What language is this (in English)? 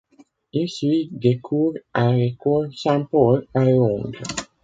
French